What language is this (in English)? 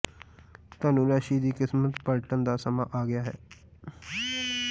Punjabi